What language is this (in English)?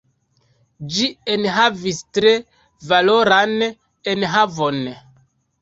Esperanto